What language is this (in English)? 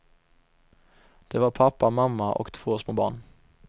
Swedish